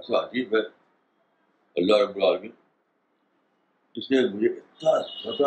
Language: Urdu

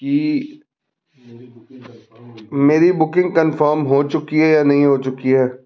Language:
Punjabi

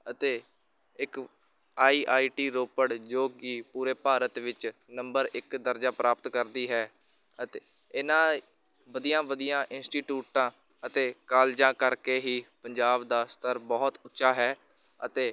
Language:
Punjabi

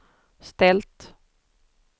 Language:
Swedish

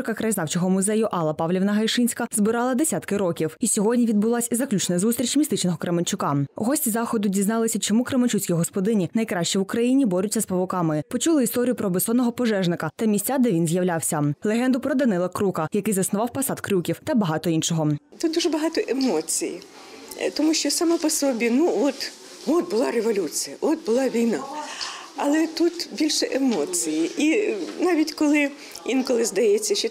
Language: Ukrainian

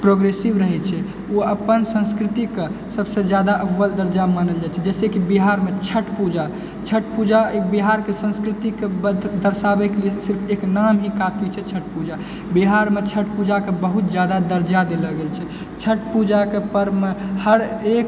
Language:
Maithili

